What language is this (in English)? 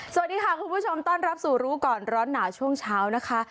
Thai